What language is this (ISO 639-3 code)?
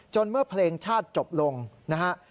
tha